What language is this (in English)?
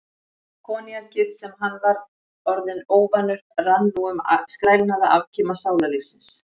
Icelandic